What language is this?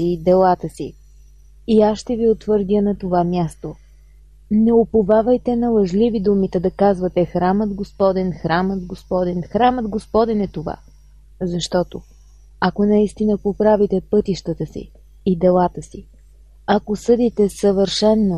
Bulgarian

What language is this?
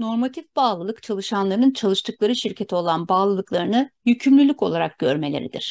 Turkish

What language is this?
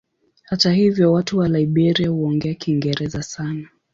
Swahili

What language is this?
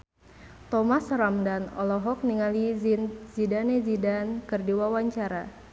Sundanese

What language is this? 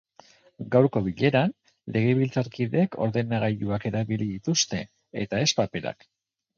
Basque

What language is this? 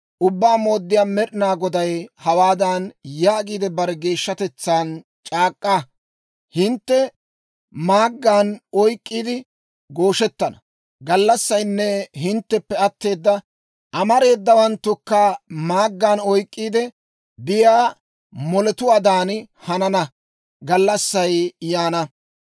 Dawro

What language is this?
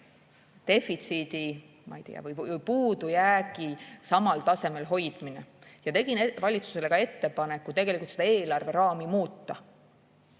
Estonian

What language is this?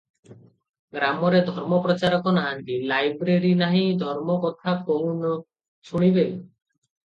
Odia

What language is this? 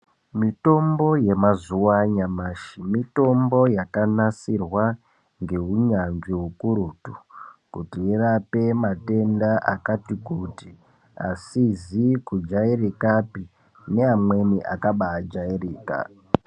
Ndau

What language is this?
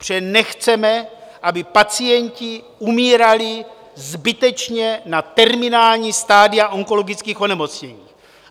Czech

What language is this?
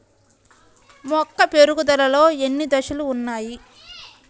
Telugu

